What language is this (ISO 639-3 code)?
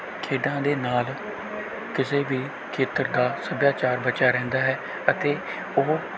pan